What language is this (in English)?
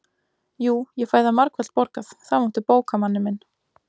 Icelandic